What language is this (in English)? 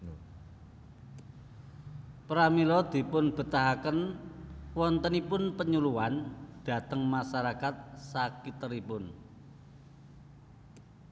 Javanese